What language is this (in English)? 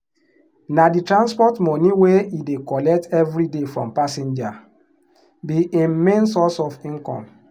Nigerian Pidgin